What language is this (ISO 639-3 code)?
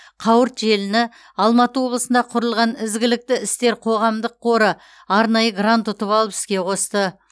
kaz